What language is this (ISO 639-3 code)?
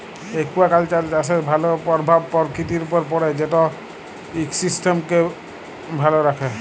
ben